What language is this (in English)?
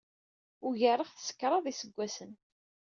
Kabyle